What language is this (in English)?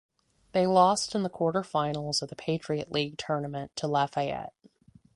English